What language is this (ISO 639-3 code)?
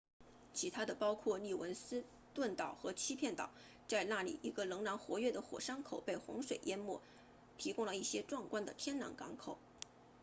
zho